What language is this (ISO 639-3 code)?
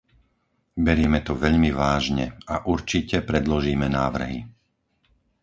slk